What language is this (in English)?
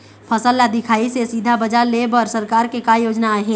Chhattisgarhi